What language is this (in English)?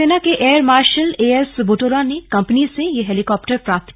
Hindi